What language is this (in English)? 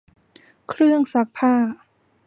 Thai